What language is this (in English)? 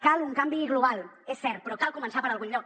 Catalan